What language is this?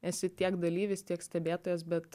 Lithuanian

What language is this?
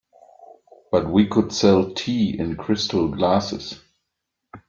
English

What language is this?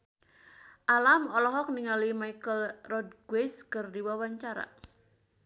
Sundanese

